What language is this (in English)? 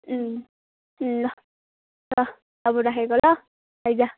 Nepali